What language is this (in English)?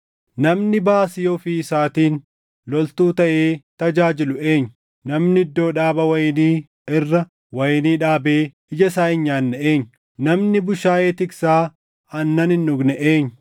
Oromo